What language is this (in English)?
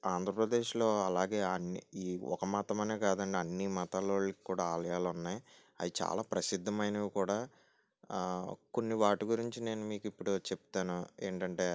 Telugu